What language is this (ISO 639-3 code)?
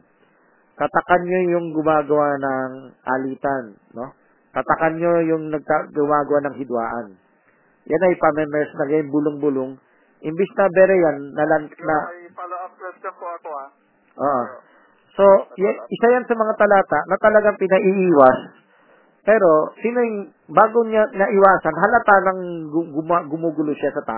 fil